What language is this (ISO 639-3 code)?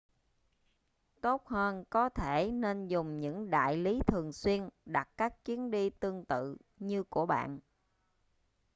vie